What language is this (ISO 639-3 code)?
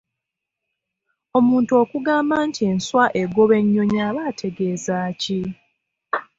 lug